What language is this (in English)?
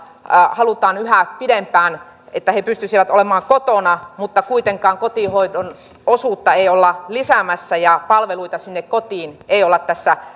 Finnish